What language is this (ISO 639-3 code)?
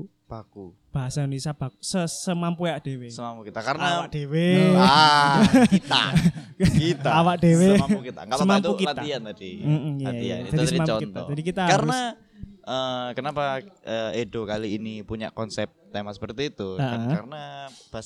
ind